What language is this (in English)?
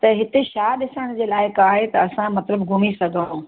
Sindhi